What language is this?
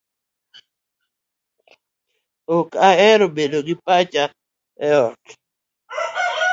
Luo (Kenya and Tanzania)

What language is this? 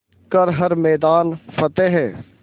Hindi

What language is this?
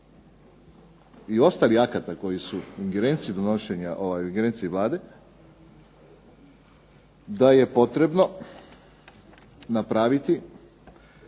Croatian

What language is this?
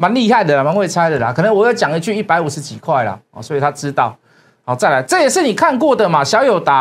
Chinese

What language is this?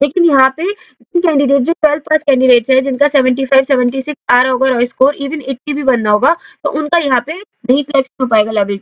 Hindi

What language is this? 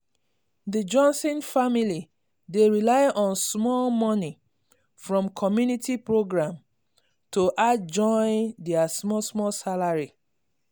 Nigerian Pidgin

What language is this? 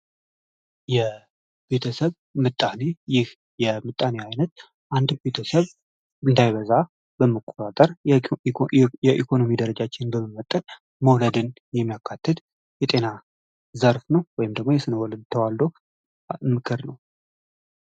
Amharic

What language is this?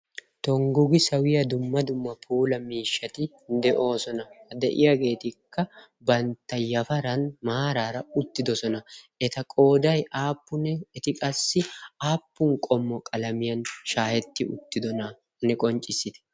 Wolaytta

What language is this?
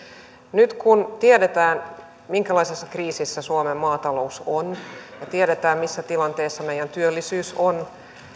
Finnish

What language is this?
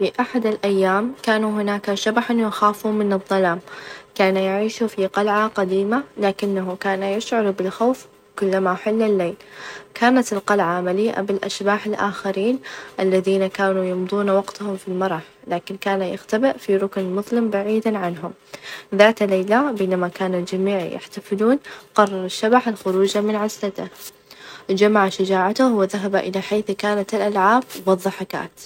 Najdi Arabic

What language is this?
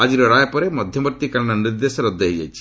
Odia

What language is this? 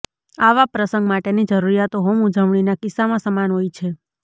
Gujarati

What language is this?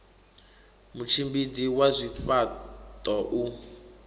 Venda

